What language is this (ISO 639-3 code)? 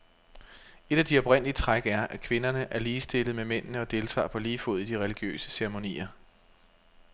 dan